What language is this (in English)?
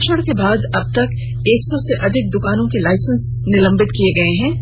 Hindi